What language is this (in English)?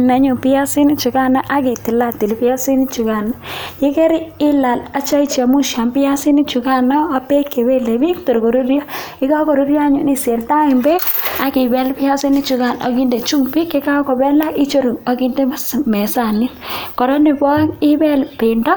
Kalenjin